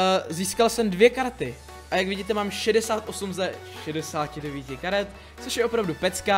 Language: Czech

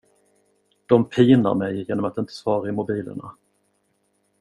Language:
Swedish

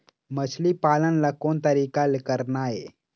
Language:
Chhattisgarhi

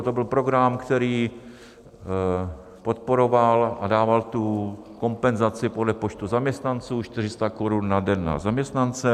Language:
Czech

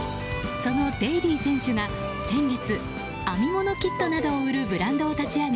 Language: Japanese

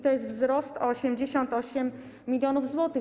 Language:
Polish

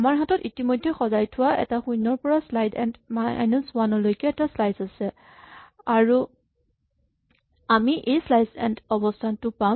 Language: Assamese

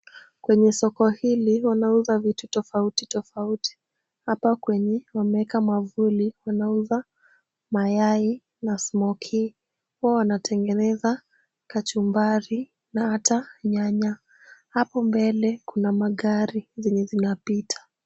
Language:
Swahili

